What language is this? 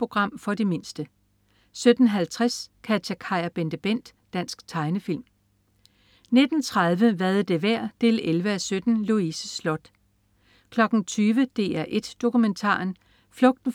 Danish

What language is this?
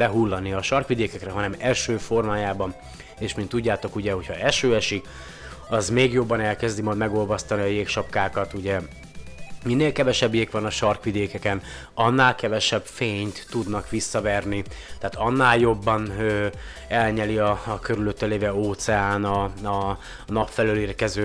Hungarian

